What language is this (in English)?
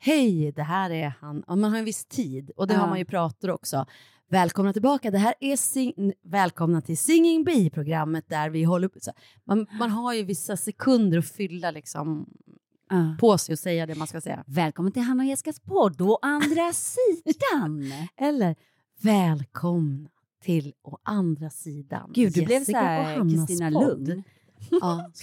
Swedish